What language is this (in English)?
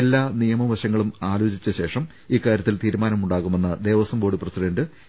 Malayalam